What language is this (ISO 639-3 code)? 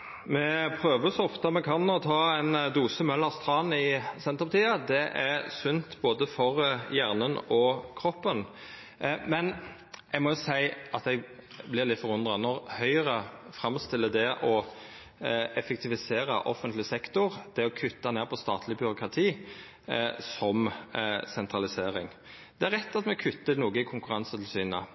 nno